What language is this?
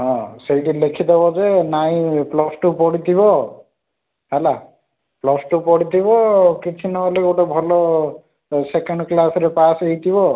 Odia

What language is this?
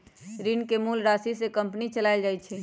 Magahi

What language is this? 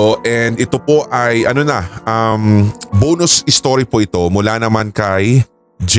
Filipino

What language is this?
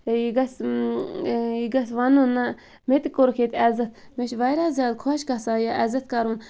Kashmiri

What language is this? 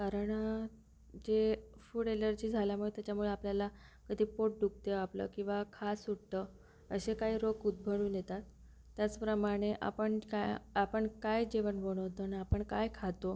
Marathi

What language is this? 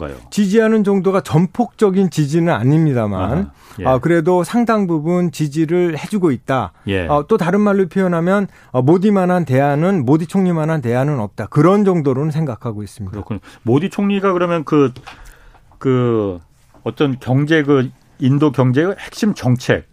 Korean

